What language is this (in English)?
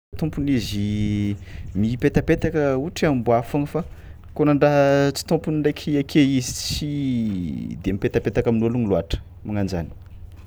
Tsimihety Malagasy